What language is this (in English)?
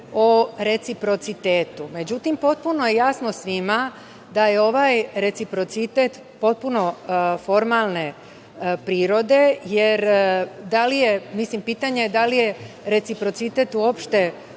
Serbian